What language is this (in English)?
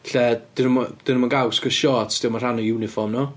Welsh